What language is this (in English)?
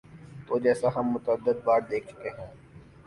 Urdu